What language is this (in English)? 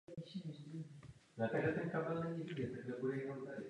Czech